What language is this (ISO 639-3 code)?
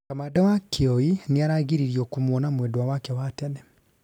kik